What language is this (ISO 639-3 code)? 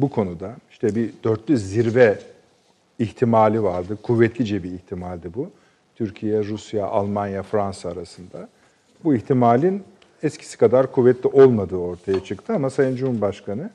tur